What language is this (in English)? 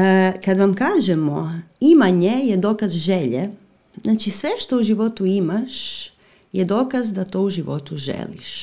Croatian